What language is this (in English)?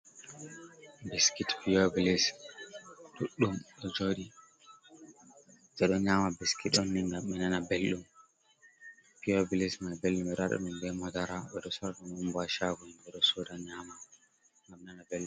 Fula